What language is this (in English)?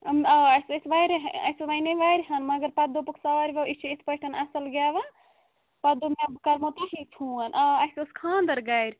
Kashmiri